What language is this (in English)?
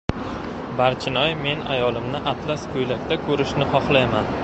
Uzbek